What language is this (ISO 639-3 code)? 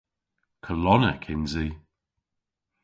cor